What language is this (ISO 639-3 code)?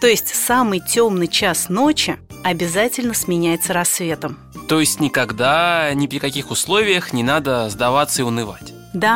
rus